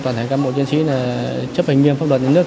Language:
Vietnamese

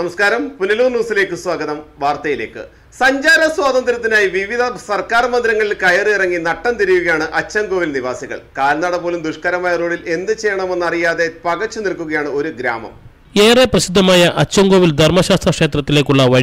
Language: Dutch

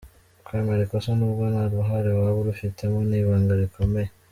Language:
Kinyarwanda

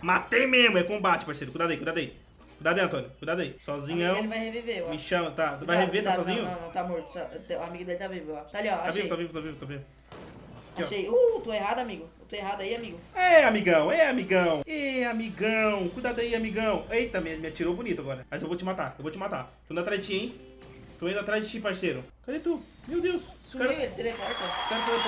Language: Portuguese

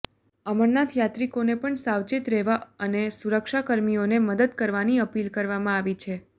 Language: Gujarati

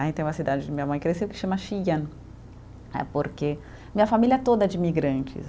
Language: Portuguese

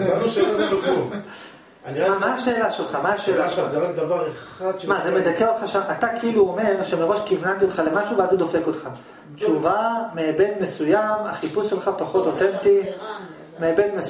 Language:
Hebrew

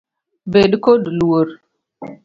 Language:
Luo (Kenya and Tanzania)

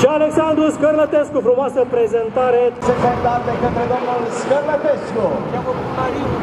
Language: Romanian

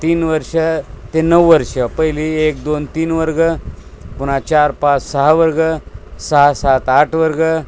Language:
Marathi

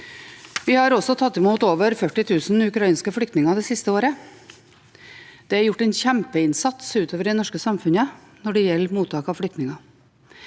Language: Norwegian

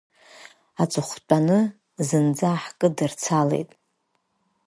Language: Abkhazian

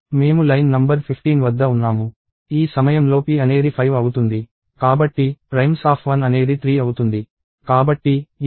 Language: Telugu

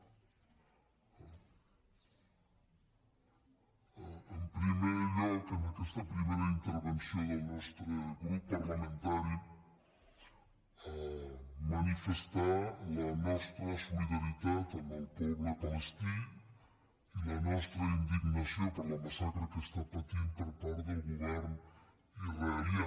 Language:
Catalan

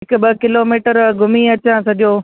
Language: Sindhi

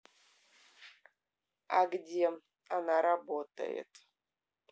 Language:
Russian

